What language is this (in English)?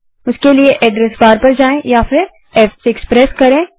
Hindi